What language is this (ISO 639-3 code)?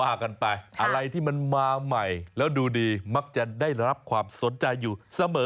tha